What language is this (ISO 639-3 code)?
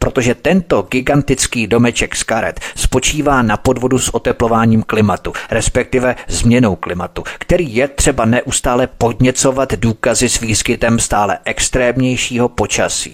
ces